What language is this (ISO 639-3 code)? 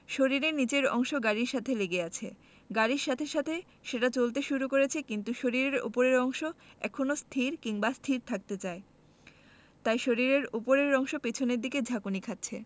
ben